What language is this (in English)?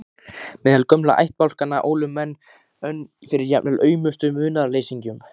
Icelandic